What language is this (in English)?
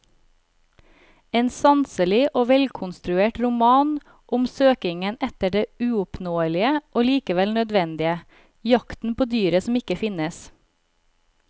Norwegian